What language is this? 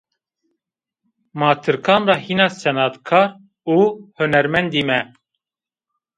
Zaza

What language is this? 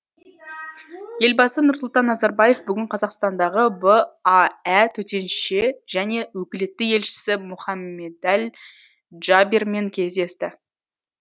Kazakh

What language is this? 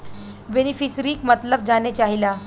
Bhojpuri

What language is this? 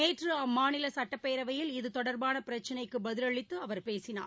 Tamil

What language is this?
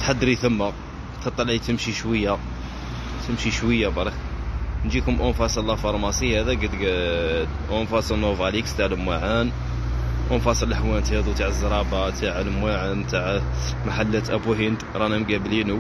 Arabic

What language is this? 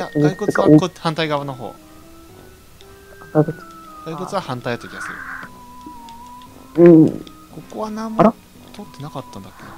Japanese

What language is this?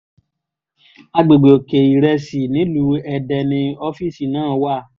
Yoruba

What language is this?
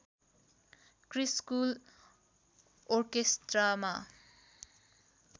Nepali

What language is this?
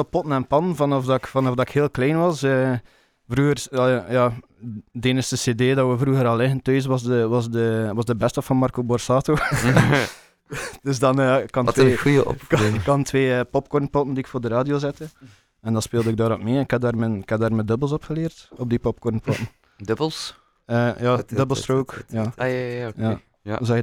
Dutch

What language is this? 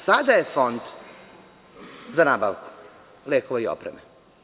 Serbian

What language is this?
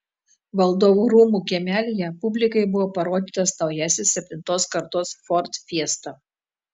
Lithuanian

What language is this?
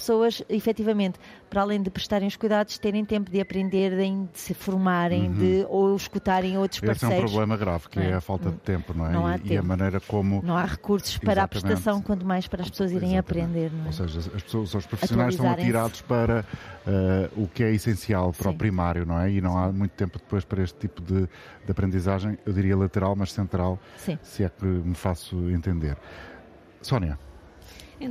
Portuguese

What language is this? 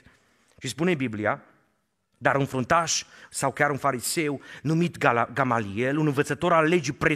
Romanian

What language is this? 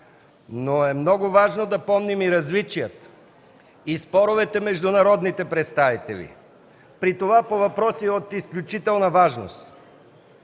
Bulgarian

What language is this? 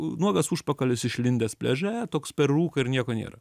Lithuanian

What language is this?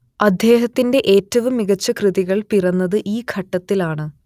Malayalam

